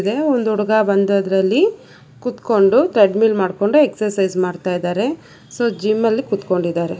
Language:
Kannada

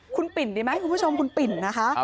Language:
Thai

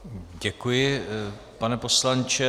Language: Czech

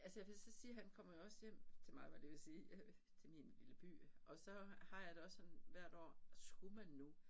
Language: Danish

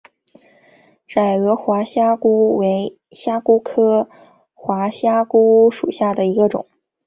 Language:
Chinese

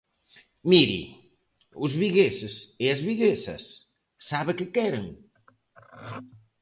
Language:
Galician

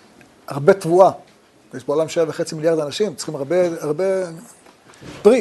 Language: Hebrew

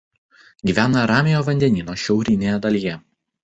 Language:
Lithuanian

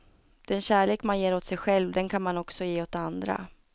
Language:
Swedish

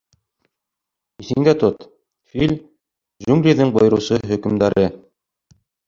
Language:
Bashkir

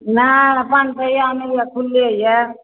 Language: Maithili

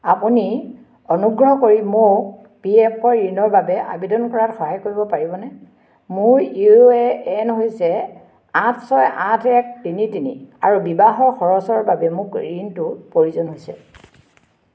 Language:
Assamese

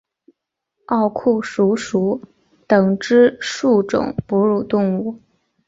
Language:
Chinese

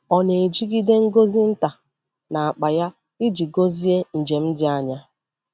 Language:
Igbo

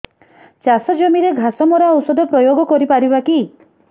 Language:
Odia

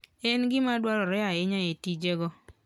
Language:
Luo (Kenya and Tanzania)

